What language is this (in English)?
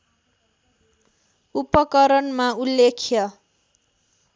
Nepali